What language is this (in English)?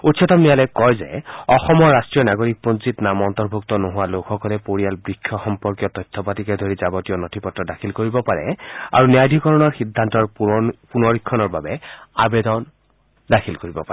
Assamese